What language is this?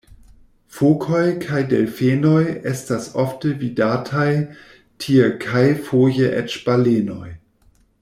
Esperanto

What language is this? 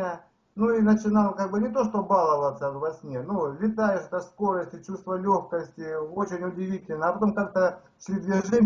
Russian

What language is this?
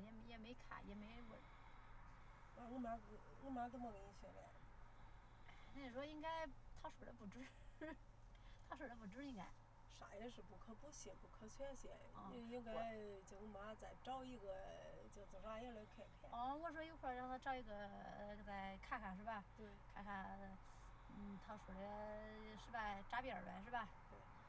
Chinese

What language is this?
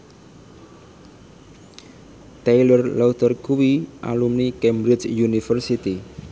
Javanese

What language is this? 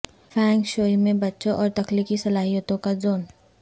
Urdu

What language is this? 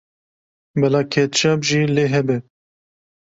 Kurdish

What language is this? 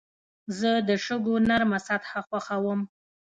Pashto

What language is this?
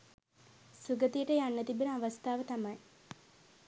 Sinhala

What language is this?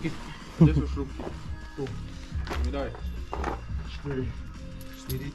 Slovak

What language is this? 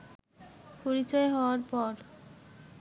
Bangla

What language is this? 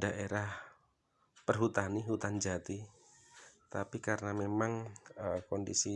Indonesian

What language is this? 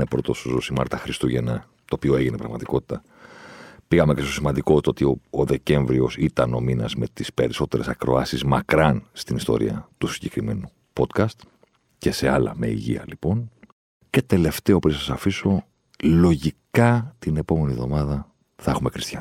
Greek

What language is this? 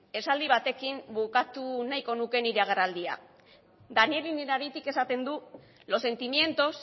Basque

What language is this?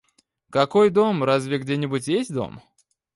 Russian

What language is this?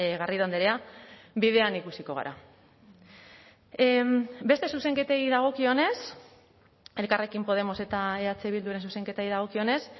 Basque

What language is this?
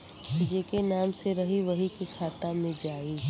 Bhojpuri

